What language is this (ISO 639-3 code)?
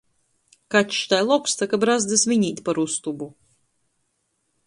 ltg